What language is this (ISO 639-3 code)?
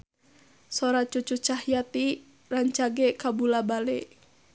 sun